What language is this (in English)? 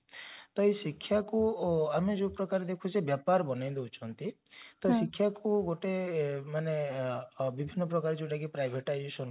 Odia